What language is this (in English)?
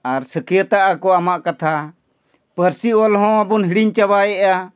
Santali